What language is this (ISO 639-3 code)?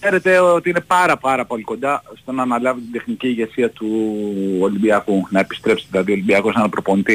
ell